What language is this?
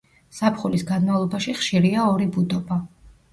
Georgian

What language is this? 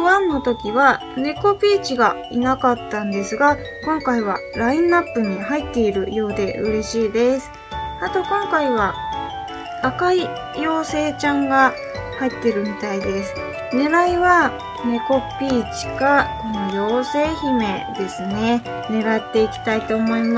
Japanese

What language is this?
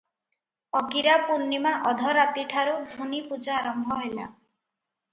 Odia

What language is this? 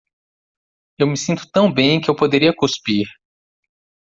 Portuguese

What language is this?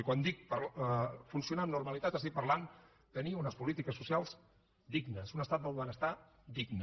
Catalan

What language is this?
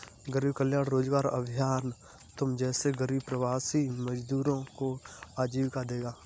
Hindi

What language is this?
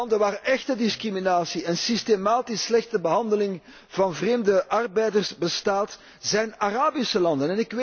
Dutch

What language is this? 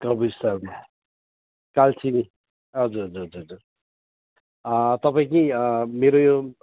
Nepali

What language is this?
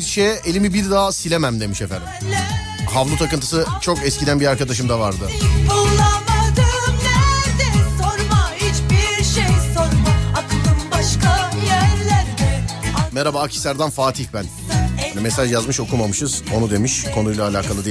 Turkish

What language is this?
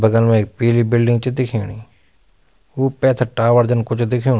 Garhwali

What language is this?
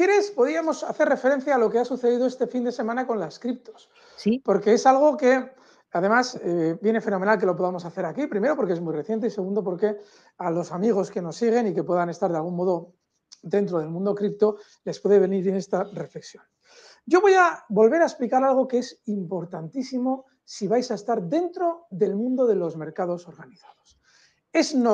Spanish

